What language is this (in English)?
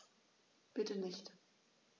German